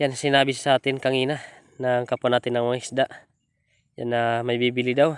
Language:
Filipino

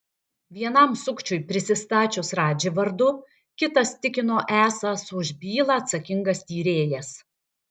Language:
Lithuanian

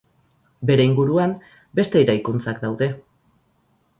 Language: Basque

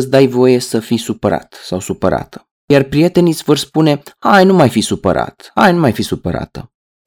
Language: Romanian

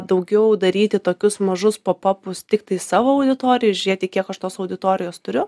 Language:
Lithuanian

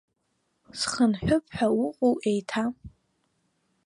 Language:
Abkhazian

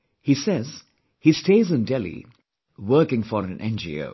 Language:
English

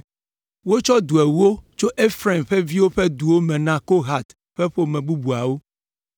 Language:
Ewe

